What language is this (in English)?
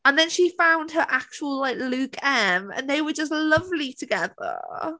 English